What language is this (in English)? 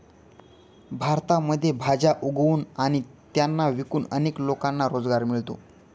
Marathi